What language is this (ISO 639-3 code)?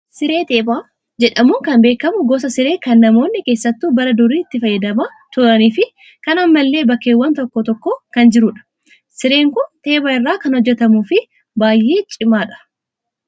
orm